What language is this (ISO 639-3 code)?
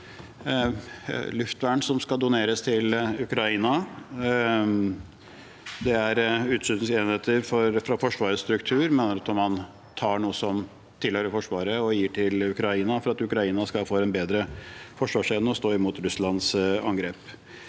nor